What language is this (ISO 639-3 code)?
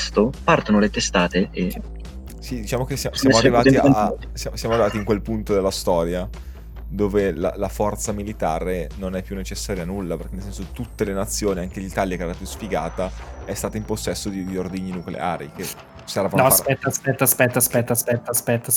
ita